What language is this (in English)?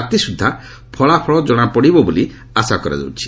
Odia